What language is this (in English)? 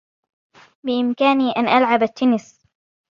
Arabic